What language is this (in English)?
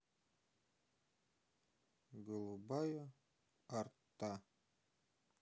Russian